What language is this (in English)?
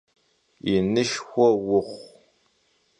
Kabardian